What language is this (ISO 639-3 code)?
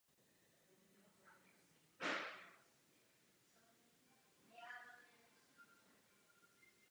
ces